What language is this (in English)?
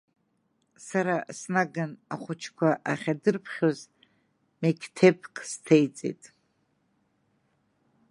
Abkhazian